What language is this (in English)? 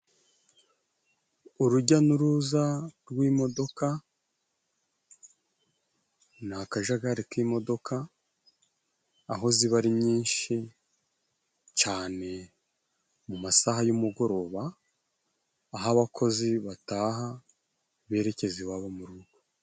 Kinyarwanda